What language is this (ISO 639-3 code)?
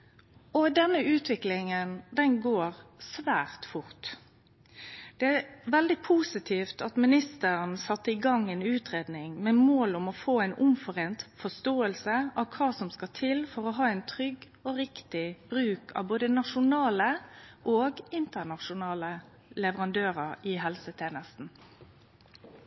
nno